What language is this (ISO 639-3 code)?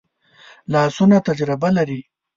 pus